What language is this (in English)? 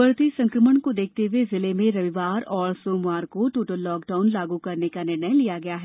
Hindi